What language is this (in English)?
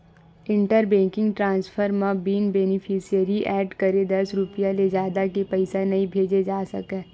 Chhattisgarhi